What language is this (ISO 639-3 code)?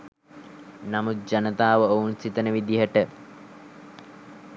sin